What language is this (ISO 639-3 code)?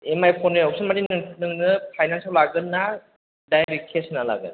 brx